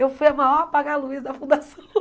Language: Portuguese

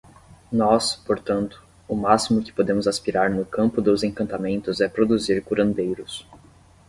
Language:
Portuguese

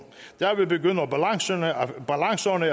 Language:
Danish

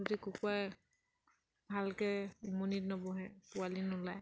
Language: Assamese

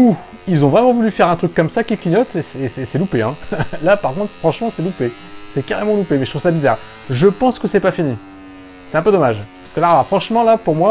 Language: French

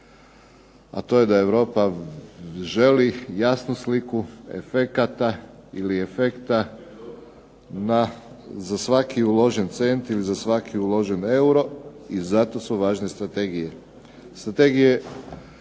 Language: Croatian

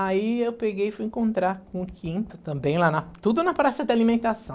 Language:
Portuguese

